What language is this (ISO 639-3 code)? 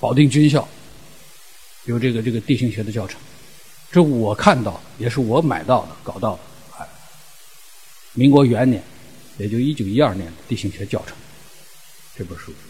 zho